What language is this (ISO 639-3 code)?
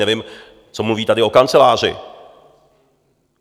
ces